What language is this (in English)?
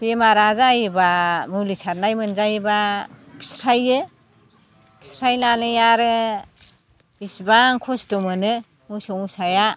Bodo